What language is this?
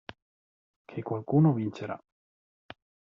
Italian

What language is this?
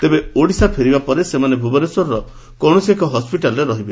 Odia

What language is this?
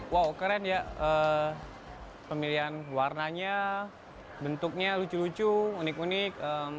Indonesian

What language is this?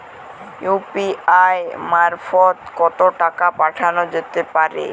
Bangla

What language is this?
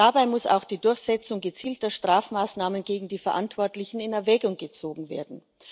German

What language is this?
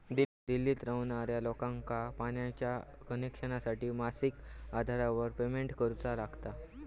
Marathi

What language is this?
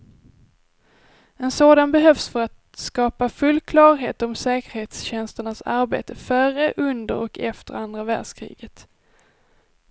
Swedish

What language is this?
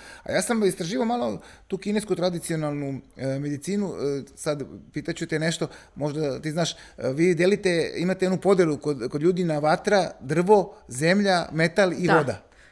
Croatian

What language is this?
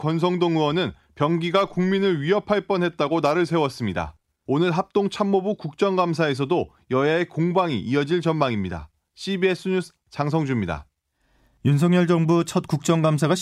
Korean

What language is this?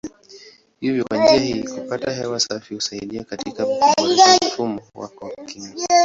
Swahili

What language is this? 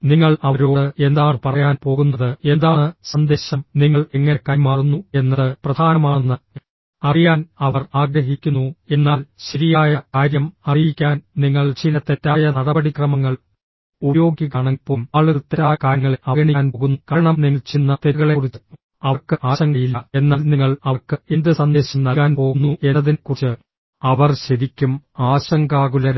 Malayalam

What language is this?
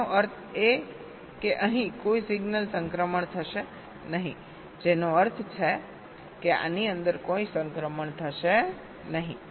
Gujarati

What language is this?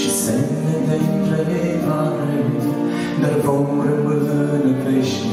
Romanian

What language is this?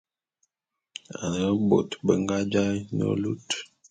Bulu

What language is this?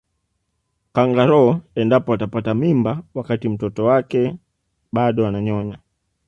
Swahili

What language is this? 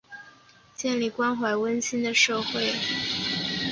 Chinese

